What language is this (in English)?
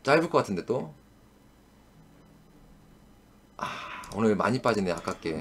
Korean